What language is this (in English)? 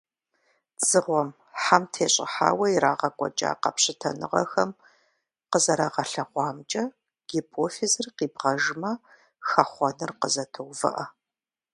Kabardian